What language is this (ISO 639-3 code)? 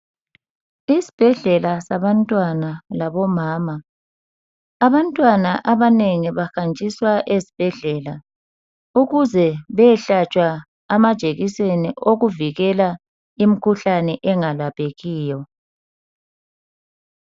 nde